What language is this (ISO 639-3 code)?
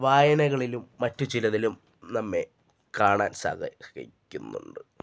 mal